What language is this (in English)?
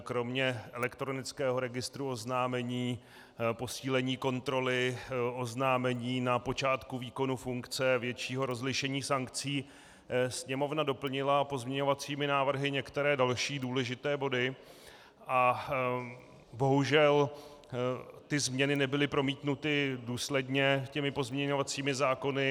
Czech